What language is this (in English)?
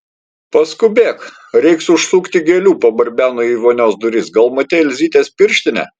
Lithuanian